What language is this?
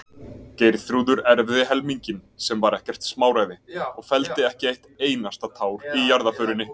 Icelandic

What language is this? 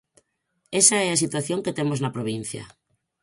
Galician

